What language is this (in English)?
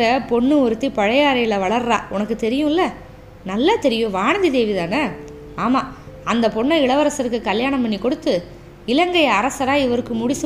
Tamil